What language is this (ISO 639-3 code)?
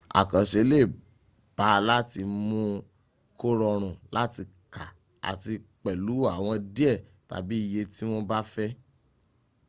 yor